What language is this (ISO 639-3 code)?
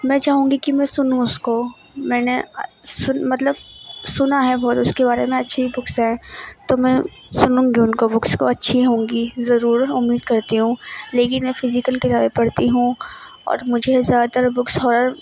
urd